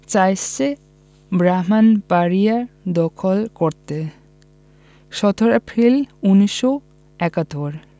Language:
Bangla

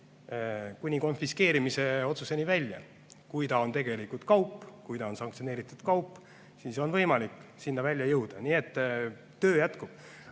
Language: Estonian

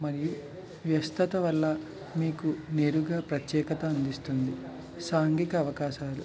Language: Telugu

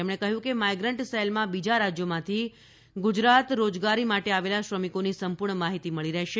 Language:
Gujarati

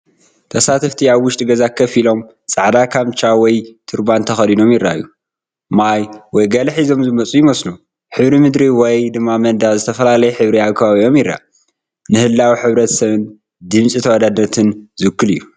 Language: Tigrinya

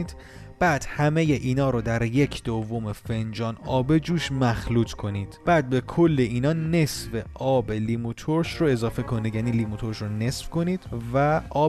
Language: Persian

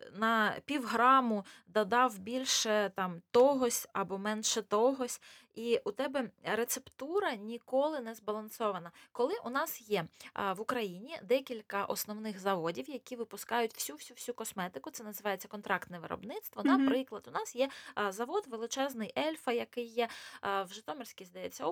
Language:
Ukrainian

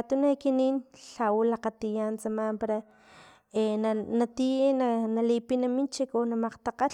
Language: Filomena Mata-Coahuitlán Totonac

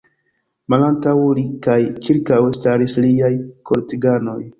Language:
Esperanto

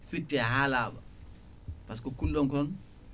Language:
Fula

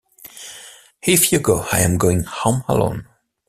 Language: English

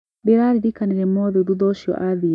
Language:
Kikuyu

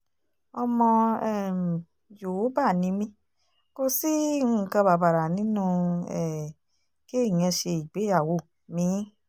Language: Yoruba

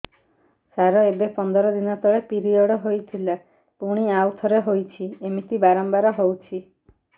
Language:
Odia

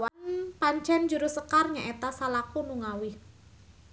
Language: Sundanese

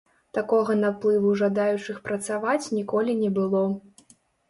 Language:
Belarusian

